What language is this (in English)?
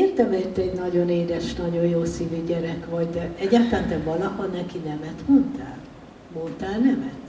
Hungarian